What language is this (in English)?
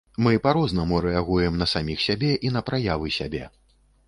Belarusian